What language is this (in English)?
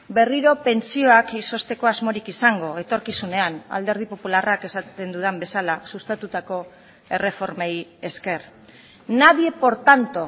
Basque